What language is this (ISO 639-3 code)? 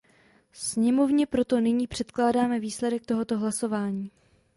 ces